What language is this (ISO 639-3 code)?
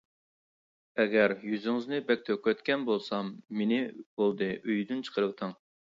uig